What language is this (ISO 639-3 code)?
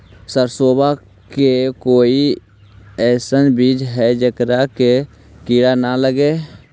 mag